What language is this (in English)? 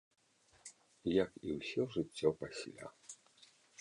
Belarusian